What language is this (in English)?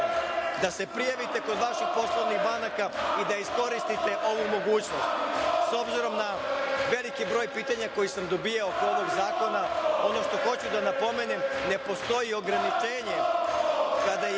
Serbian